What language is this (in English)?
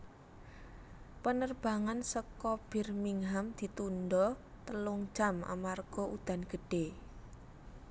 Javanese